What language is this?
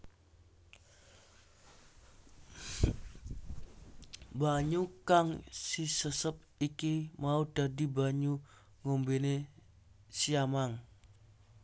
Javanese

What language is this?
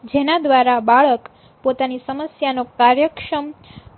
Gujarati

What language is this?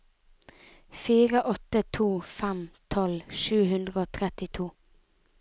Norwegian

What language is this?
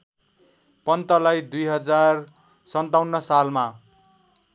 Nepali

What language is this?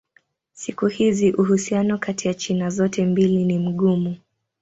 Swahili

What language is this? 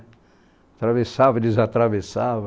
Portuguese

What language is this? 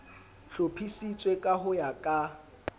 Southern Sotho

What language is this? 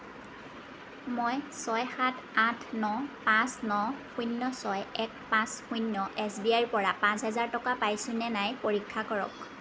Assamese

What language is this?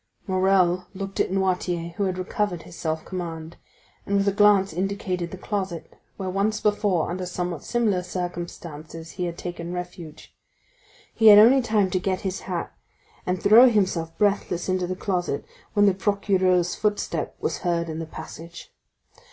English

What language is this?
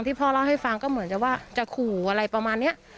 Thai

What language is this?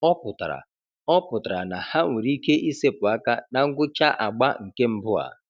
Igbo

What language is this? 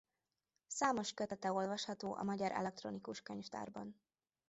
Hungarian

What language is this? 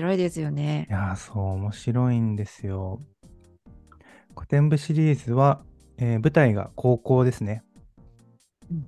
Japanese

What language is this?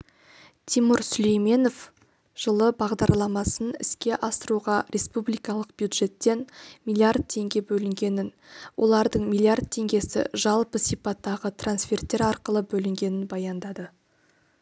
Kazakh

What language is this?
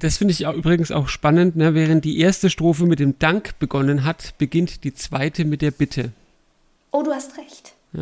German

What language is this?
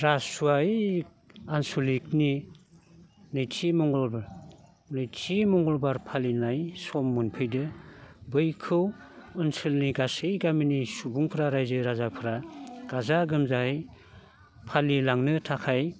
Bodo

